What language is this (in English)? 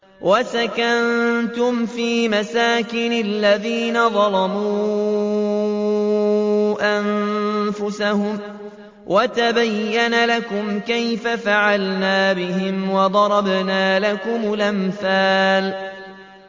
Arabic